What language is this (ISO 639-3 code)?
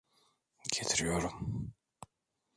tur